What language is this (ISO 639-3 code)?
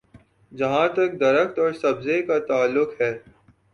urd